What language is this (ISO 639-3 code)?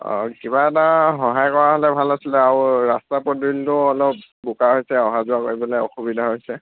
asm